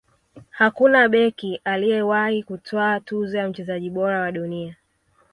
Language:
Swahili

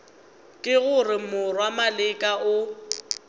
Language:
Northern Sotho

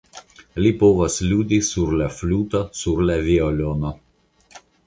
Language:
Esperanto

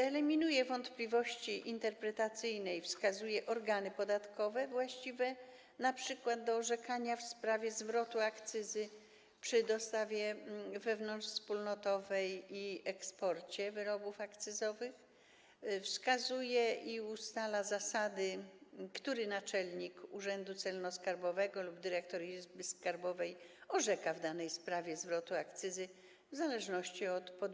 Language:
Polish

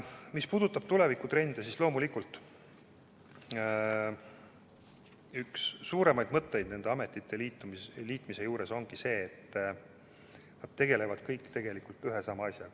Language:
Estonian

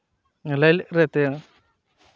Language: Santali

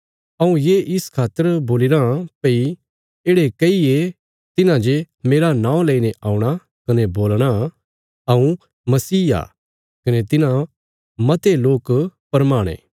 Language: Bilaspuri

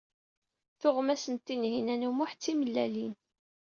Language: Kabyle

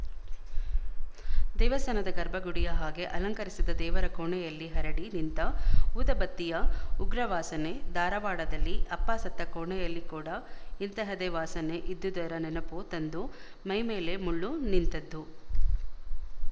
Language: Kannada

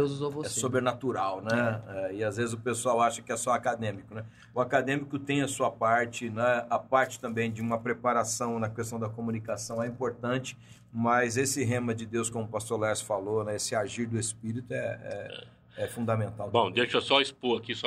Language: Portuguese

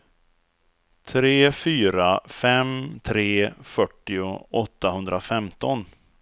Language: Swedish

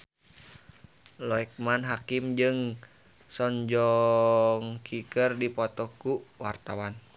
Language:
Sundanese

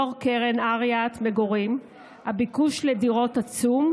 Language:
Hebrew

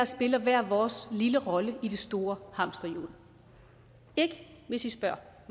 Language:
Danish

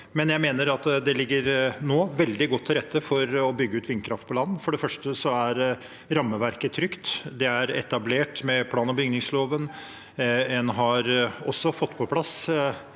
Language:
Norwegian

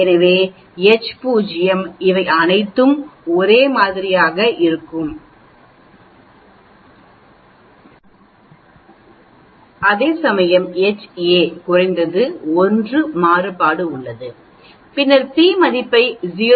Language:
Tamil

